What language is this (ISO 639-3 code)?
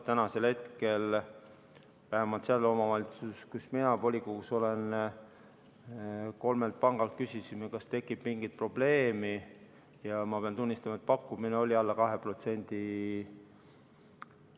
est